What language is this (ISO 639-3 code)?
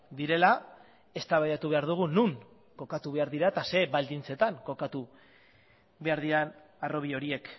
eus